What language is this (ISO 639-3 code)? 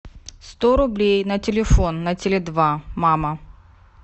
rus